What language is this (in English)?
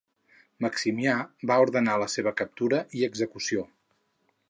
Catalan